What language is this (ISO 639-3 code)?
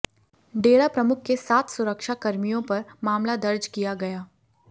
hin